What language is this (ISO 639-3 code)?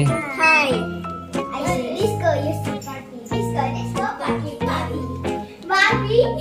ind